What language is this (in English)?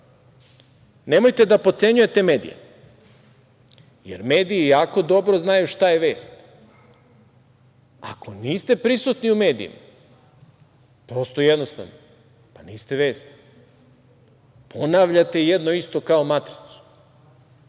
Serbian